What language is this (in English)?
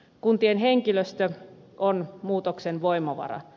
Finnish